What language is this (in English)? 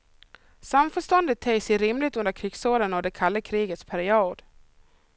Swedish